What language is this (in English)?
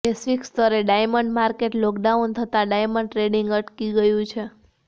Gujarati